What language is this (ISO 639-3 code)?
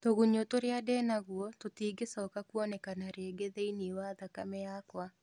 kik